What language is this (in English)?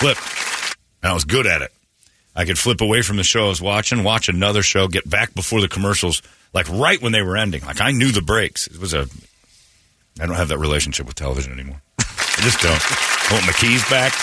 English